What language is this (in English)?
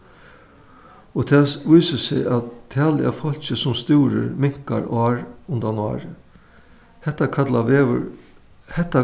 Faroese